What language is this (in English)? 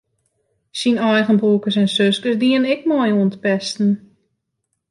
Western Frisian